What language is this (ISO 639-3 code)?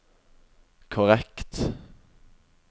nor